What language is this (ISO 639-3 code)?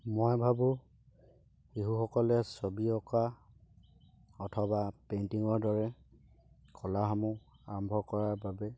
asm